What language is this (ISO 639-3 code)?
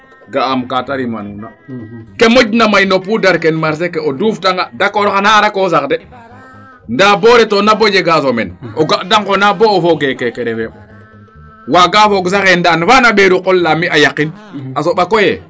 srr